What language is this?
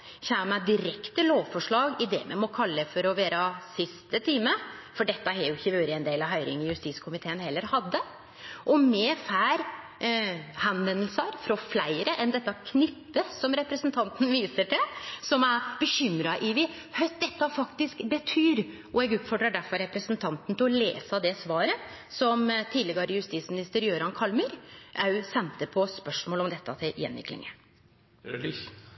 Norwegian Nynorsk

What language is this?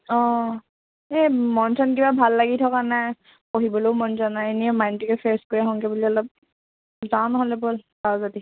Assamese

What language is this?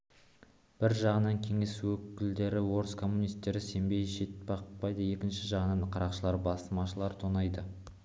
Kazakh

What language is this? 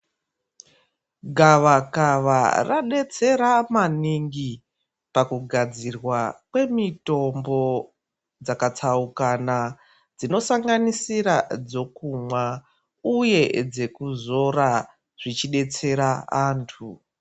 Ndau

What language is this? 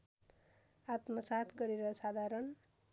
Nepali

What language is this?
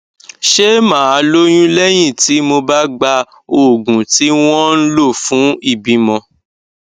Yoruba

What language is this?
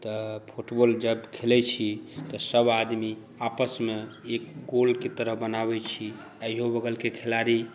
Maithili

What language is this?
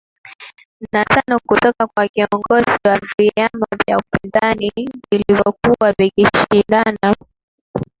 Swahili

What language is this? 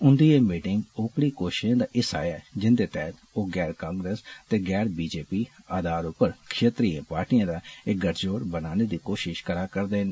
Dogri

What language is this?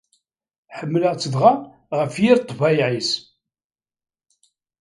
Kabyle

